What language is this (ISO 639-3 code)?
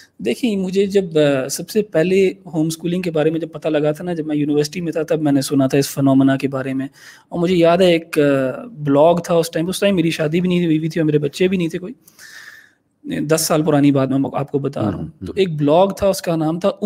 urd